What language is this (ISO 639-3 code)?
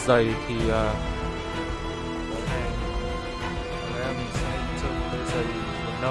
vie